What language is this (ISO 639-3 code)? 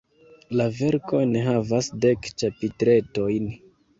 epo